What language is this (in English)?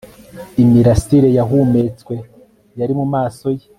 Kinyarwanda